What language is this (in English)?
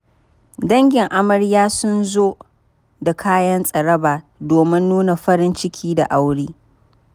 Hausa